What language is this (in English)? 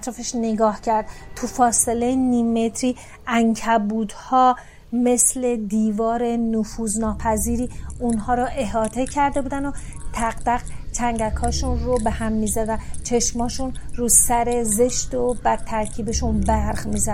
Persian